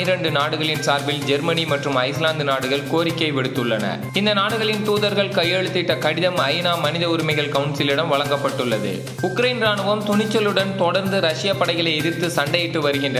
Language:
Tamil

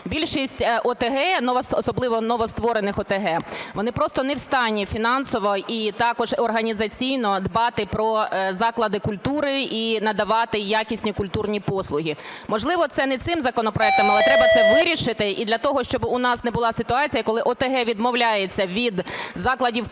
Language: Ukrainian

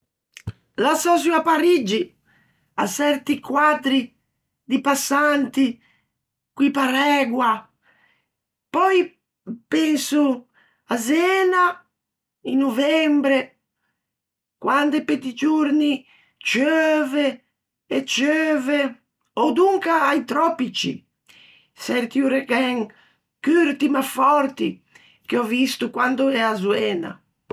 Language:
Ligurian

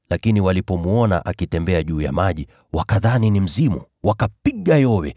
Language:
Swahili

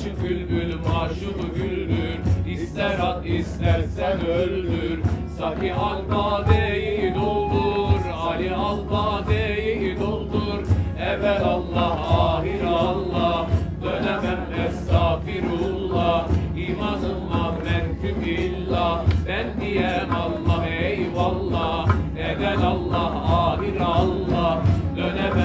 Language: Arabic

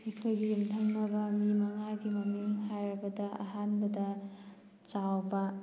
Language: Manipuri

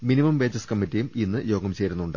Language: Malayalam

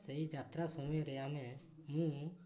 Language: Odia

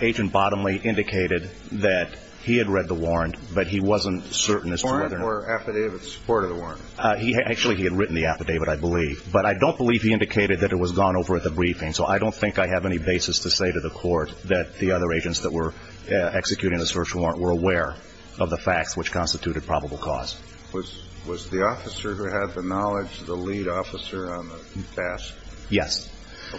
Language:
English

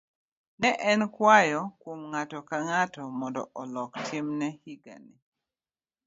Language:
Luo (Kenya and Tanzania)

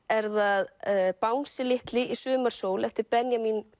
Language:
Icelandic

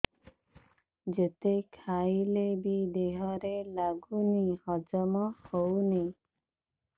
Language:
Odia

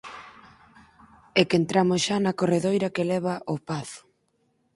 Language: Galician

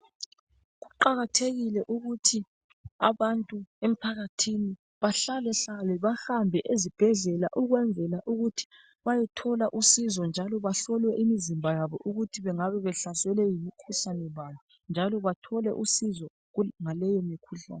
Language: North Ndebele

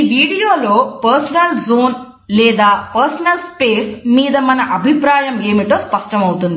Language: Telugu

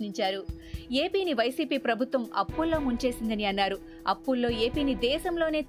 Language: Telugu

